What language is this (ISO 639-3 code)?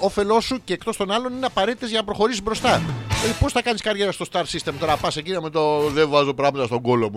ell